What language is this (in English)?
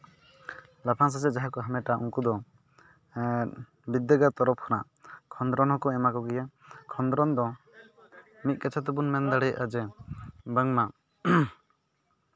Santali